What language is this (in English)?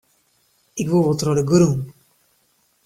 Western Frisian